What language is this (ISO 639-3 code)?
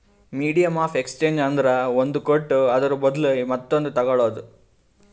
kan